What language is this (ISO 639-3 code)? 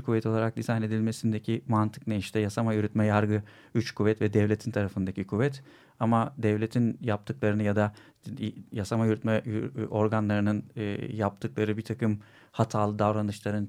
tur